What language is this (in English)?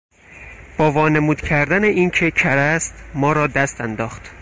Persian